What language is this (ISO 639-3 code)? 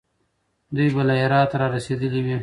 pus